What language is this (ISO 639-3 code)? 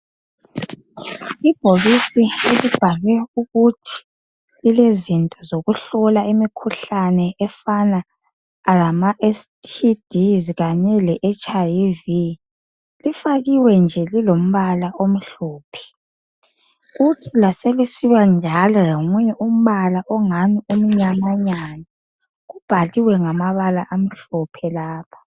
nde